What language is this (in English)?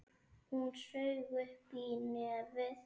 Icelandic